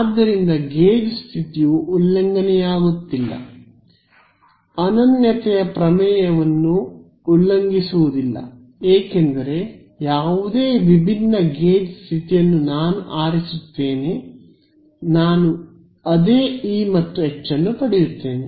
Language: Kannada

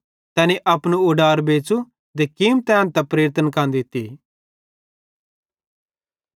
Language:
Bhadrawahi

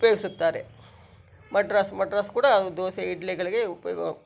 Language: Kannada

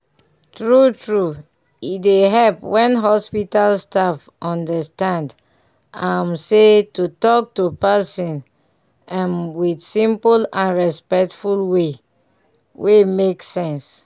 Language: Nigerian Pidgin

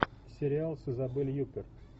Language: Russian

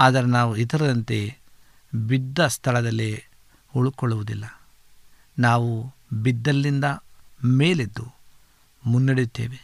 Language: Kannada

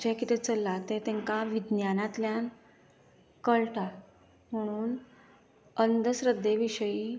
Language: Konkani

